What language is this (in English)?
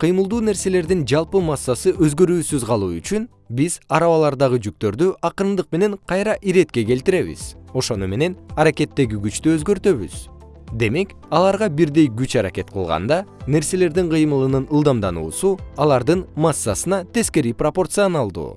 Kyrgyz